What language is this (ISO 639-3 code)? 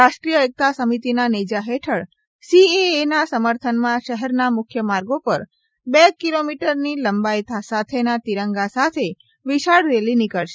guj